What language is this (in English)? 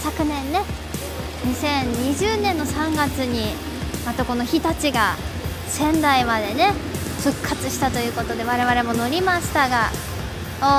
Japanese